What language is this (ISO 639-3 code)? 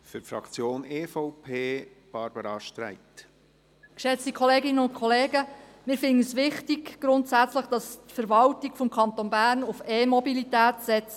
gsw